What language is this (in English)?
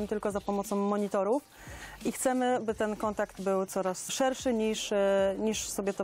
Polish